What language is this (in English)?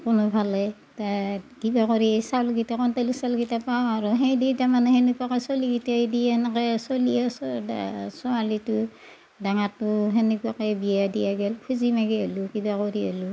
Assamese